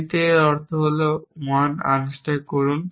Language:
Bangla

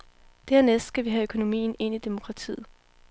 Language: Danish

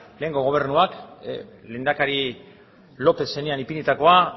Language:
Basque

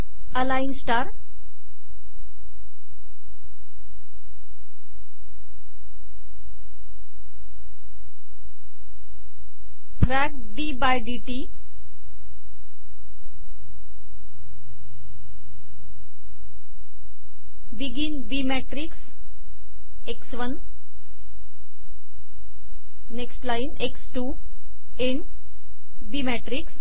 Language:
Marathi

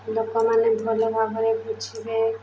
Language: Odia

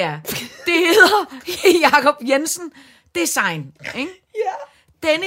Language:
Danish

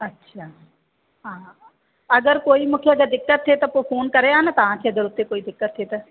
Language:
Sindhi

